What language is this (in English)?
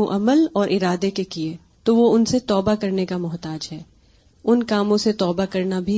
Urdu